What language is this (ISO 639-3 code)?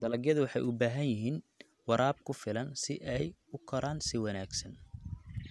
som